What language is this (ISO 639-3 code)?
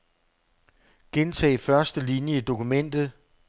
dan